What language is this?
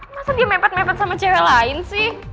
Indonesian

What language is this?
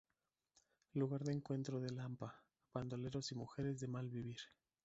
Spanish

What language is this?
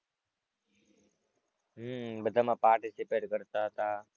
Gujarati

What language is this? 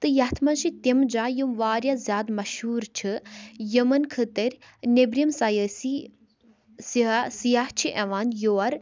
Kashmiri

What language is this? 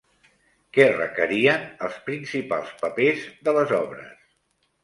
Catalan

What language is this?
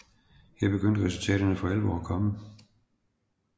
Danish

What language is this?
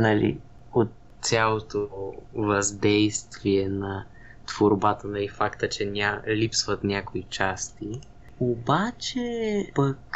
Bulgarian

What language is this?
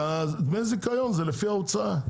Hebrew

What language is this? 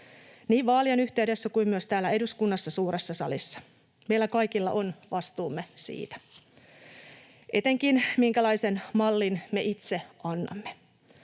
Finnish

